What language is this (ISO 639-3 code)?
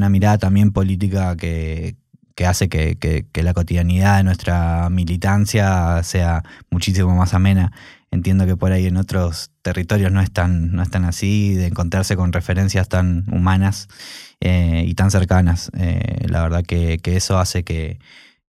spa